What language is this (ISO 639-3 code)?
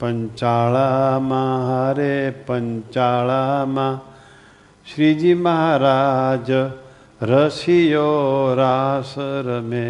guj